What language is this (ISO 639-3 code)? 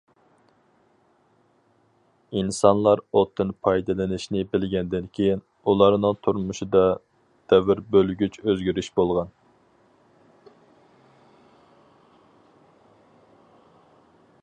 uig